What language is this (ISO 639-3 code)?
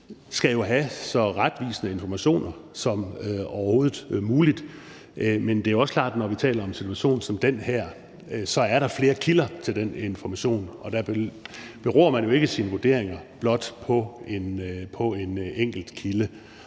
dan